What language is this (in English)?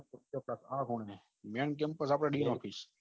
Gujarati